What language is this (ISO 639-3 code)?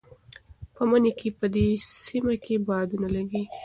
pus